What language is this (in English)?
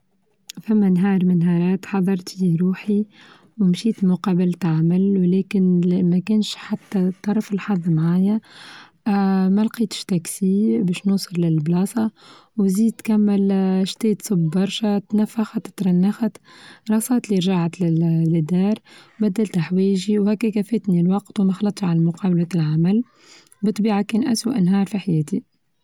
Tunisian Arabic